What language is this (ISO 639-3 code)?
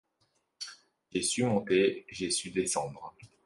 fra